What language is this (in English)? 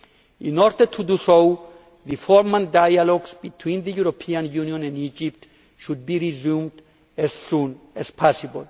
English